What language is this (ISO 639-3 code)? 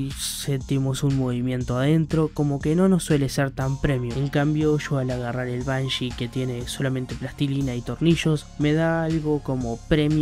spa